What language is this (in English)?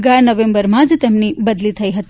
Gujarati